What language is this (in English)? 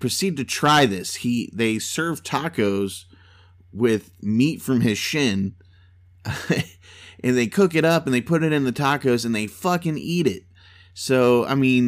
English